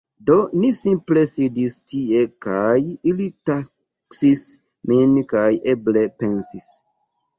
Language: Esperanto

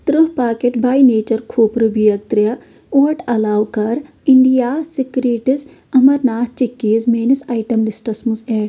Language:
Kashmiri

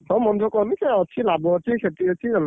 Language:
Odia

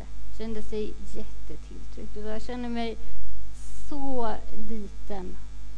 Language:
Swedish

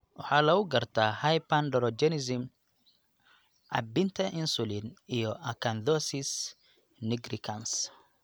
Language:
Somali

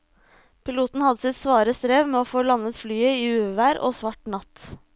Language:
Norwegian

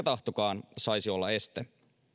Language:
Finnish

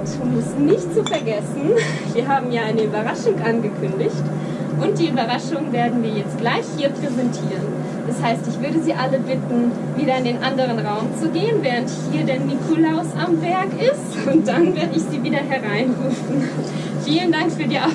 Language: German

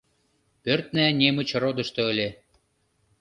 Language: Mari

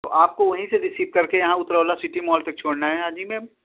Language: Urdu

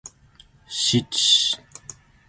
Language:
Zulu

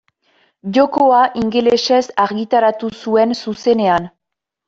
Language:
Basque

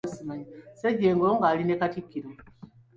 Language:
Ganda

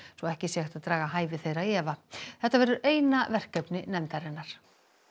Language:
Icelandic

